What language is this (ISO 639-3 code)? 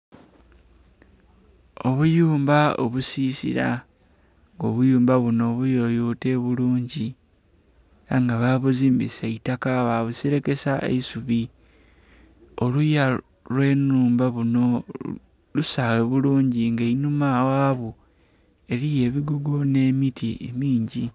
xog